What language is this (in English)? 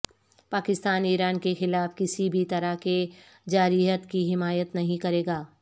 Urdu